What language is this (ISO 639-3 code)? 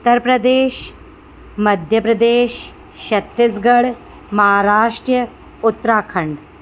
snd